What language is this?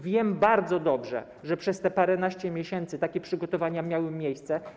Polish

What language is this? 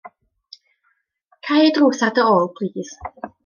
Welsh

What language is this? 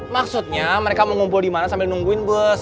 Indonesian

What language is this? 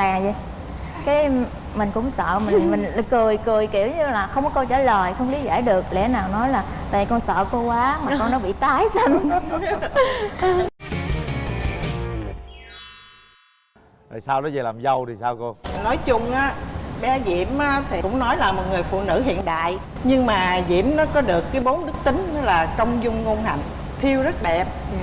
Vietnamese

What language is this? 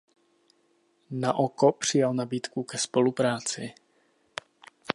Czech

